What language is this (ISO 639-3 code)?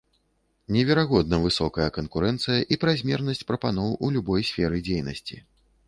bel